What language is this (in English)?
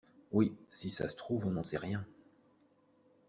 French